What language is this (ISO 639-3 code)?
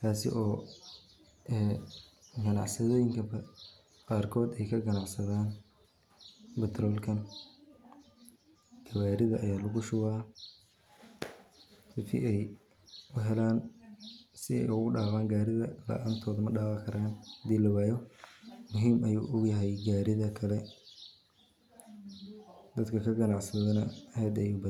som